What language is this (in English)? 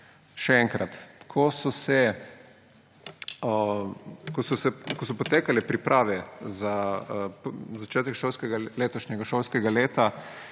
Slovenian